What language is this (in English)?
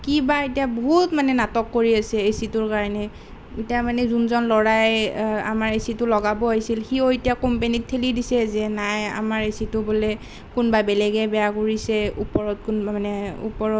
Assamese